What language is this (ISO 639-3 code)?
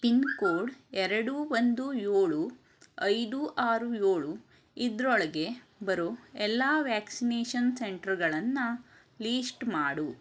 kan